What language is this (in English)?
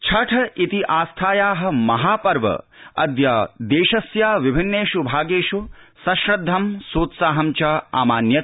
Sanskrit